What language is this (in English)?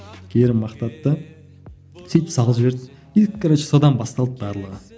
Kazakh